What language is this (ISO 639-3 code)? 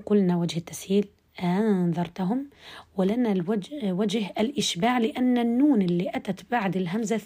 ara